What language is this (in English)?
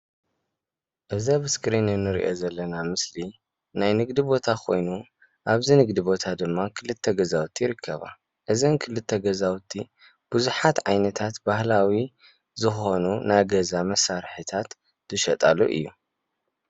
Tigrinya